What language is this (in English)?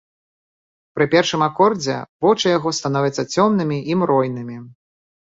Belarusian